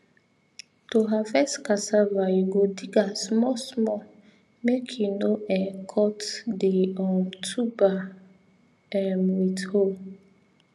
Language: Nigerian Pidgin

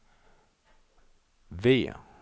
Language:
Swedish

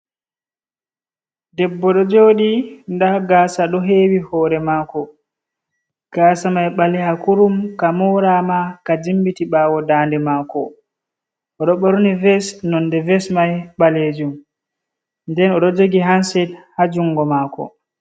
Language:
Fula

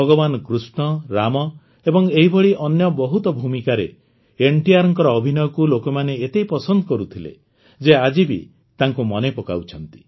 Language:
Odia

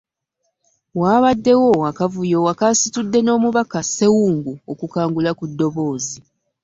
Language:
Ganda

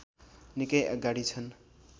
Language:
Nepali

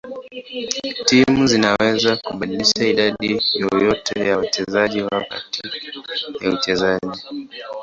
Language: Swahili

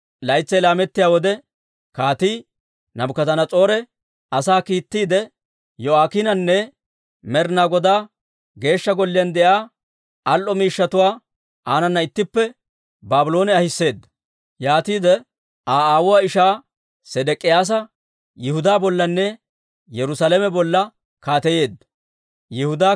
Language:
Dawro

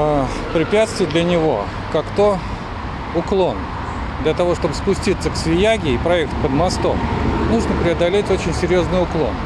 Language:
Russian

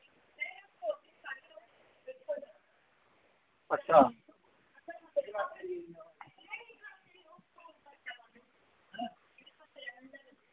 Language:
Dogri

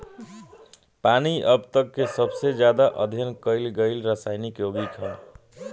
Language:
Bhojpuri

